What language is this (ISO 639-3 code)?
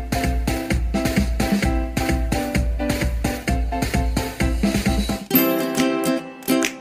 mal